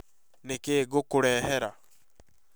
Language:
Kikuyu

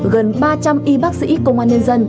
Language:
Vietnamese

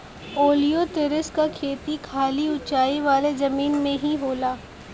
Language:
Bhojpuri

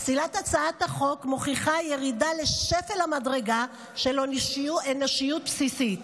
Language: Hebrew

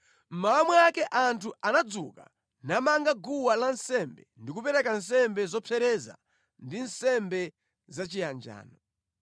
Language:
Nyanja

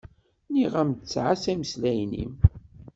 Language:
Kabyle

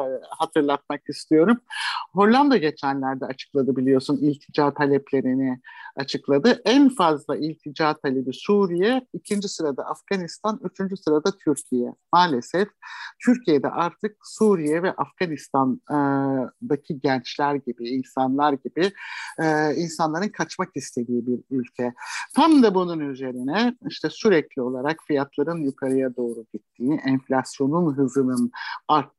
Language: Turkish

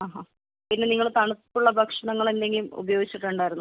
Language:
Malayalam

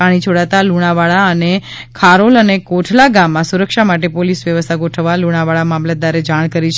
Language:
Gujarati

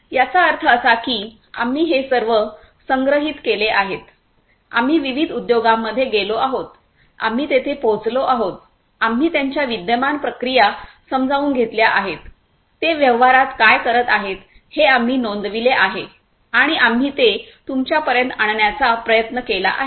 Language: Marathi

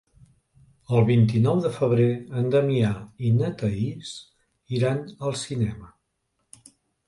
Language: Catalan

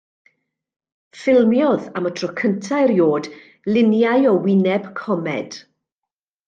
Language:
Welsh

